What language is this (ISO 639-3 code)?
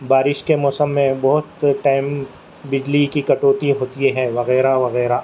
urd